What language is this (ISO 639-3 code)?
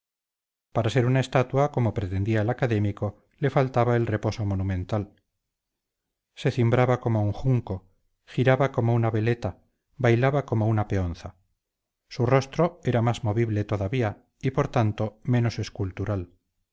spa